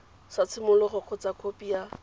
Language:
Tswana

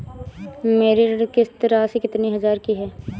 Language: Hindi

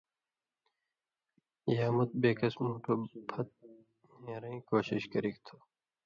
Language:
Indus Kohistani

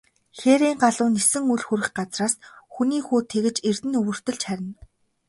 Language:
Mongolian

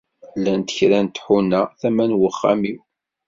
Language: Kabyle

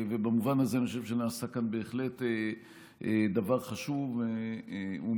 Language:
Hebrew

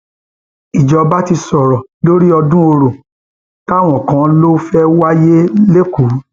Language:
Yoruba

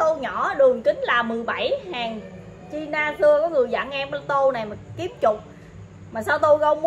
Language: Vietnamese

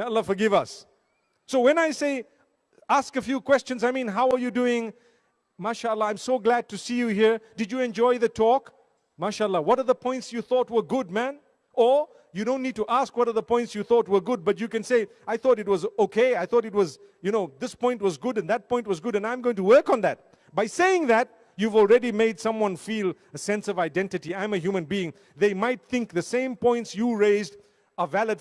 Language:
Romanian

